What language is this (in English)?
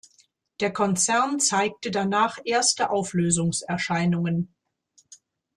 German